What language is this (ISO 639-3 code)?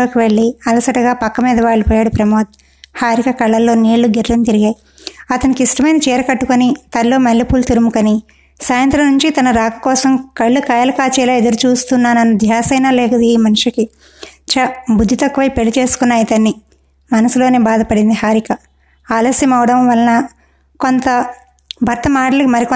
tel